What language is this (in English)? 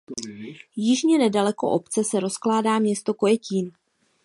Czech